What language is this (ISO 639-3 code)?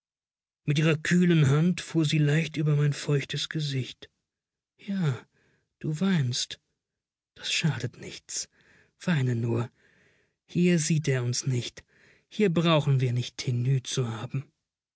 deu